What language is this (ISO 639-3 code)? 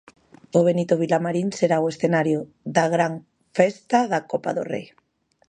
glg